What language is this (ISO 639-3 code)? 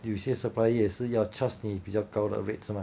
eng